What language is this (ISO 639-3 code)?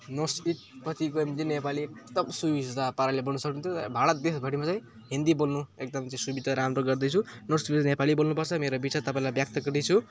nep